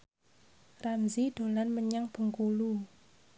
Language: Javanese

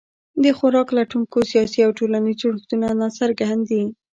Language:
Pashto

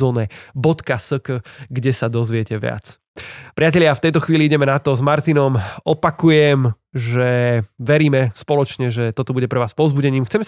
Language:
Slovak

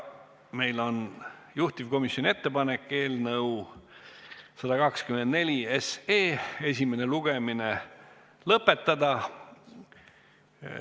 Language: Estonian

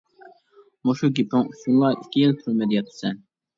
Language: Uyghur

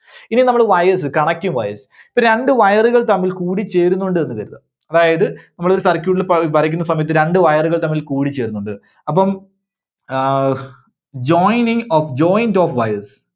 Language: Malayalam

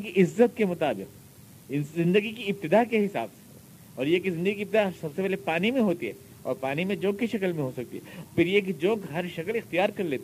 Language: Urdu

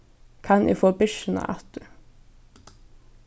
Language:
Faroese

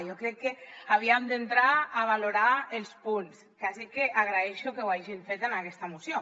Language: Catalan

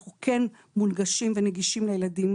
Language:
Hebrew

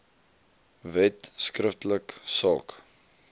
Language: Afrikaans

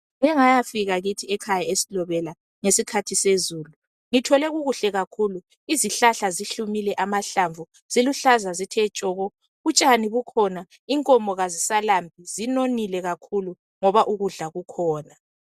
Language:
North Ndebele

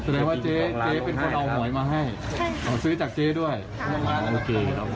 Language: Thai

